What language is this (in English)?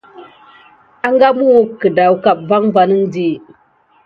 Gidar